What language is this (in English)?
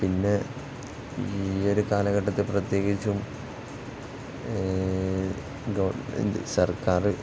Malayalam